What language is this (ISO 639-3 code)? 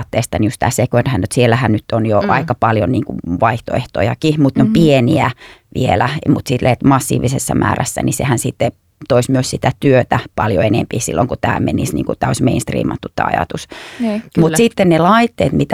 fin